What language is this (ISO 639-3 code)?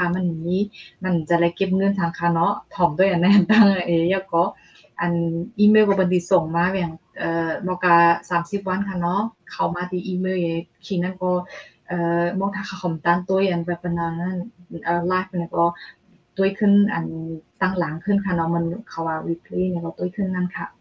tha